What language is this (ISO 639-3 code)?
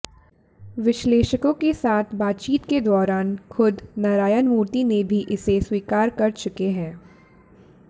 hin